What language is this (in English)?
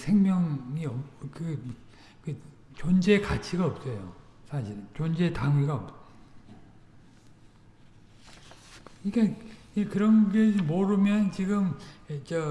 Korean